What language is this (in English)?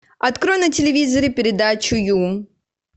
Russian